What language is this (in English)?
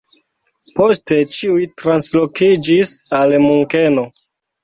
Esperanto